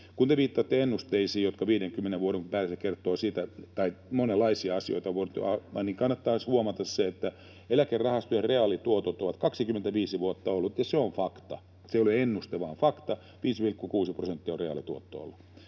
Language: Finnish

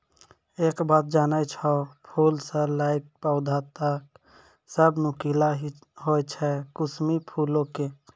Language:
Maithili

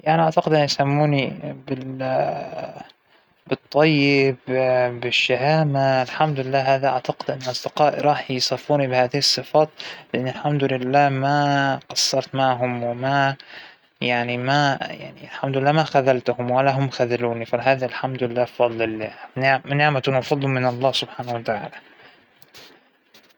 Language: Hijazi Arabic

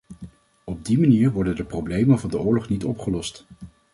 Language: Dutch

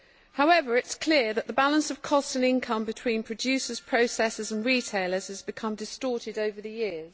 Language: English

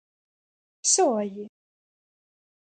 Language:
Galician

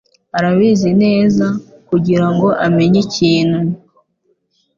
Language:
Kinyarwanda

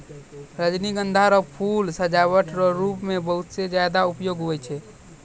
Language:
Maithili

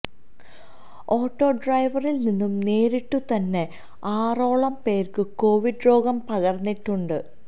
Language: Malayalam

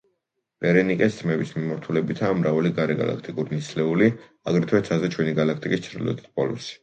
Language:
Georgian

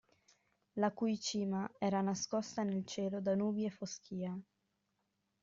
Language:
Italian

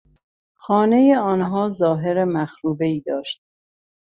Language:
Persian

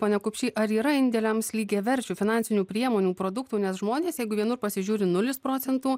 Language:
Lithuanian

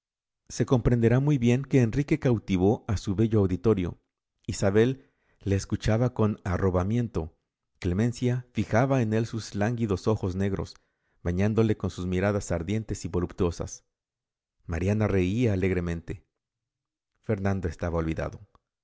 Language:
Spanish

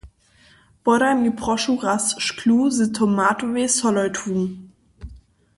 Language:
Upper Sorbian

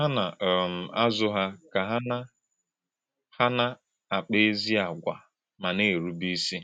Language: Igbo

